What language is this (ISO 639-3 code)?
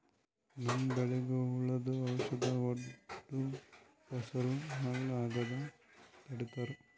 kan